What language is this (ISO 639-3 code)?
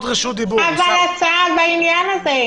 heb